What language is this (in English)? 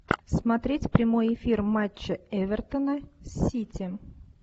Russian